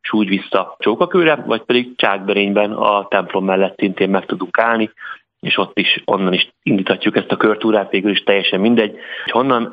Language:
Hungarian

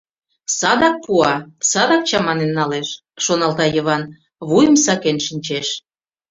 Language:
Mari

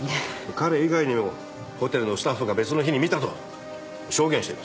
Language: Japanese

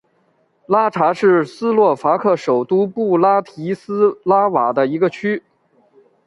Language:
Chinese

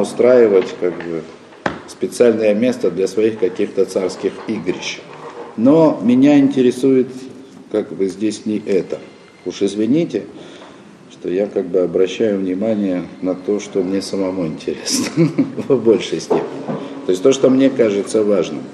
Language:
Russian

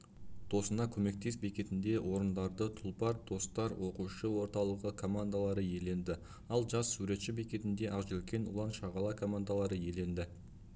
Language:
Kazakh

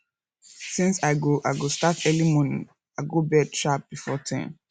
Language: Nigerian Pidgin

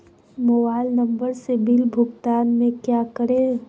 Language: Magahi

